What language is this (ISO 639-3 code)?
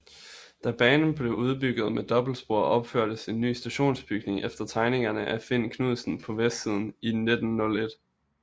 dan